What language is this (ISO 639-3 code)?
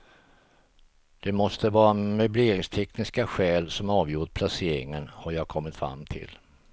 swe